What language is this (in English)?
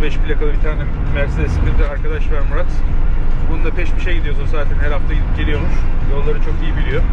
Turkish